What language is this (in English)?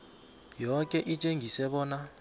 South Ndebele